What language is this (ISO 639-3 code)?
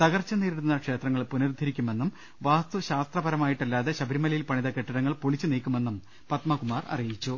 mal